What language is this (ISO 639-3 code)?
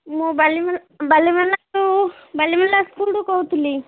ori